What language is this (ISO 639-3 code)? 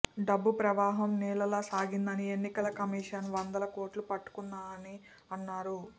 tel